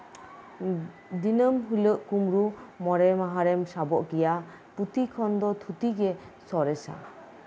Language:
Santali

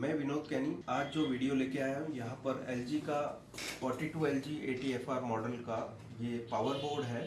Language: Hindi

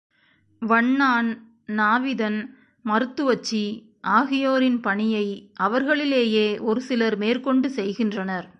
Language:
Tamil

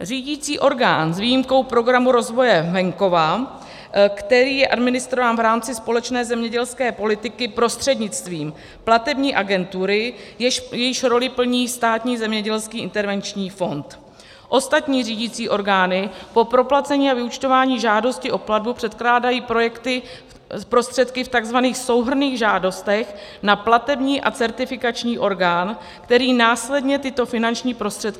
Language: Czech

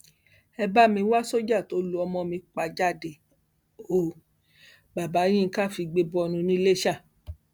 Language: Yoruba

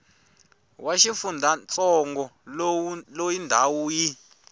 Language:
Tsonga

